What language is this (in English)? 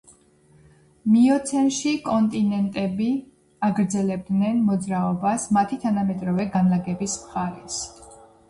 Georgian